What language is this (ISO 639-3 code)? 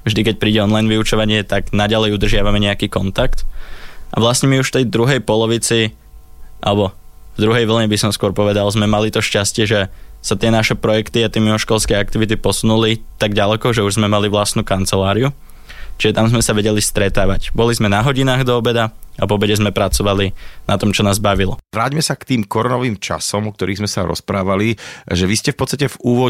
slk